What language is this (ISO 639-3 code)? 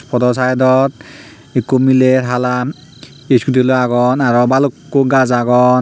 ccp